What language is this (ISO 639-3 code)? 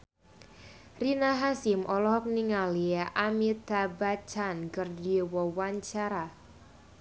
sun